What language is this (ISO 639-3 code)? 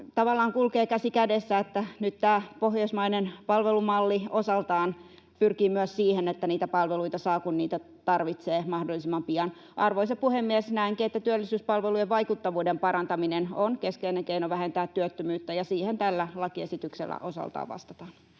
fin